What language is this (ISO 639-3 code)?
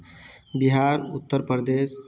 mai